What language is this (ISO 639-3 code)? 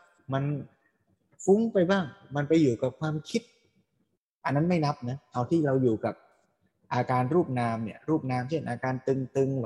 tha